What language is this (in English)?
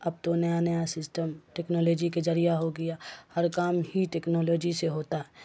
Urdu